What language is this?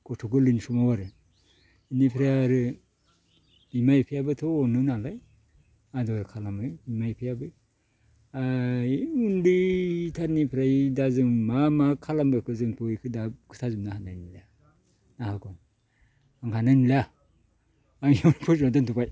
Bodo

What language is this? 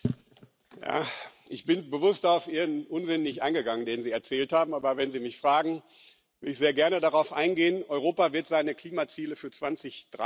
German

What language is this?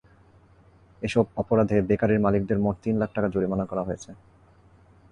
Bangla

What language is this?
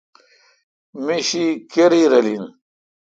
Kalkoti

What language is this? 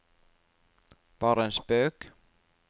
Norwegian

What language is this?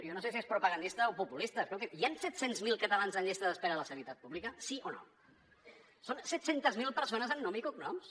Catalan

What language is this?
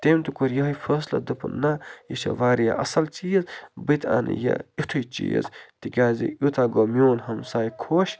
Kashmiri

